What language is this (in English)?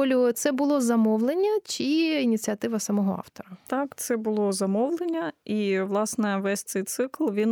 Ukrainian